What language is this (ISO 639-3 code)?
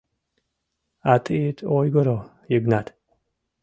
chm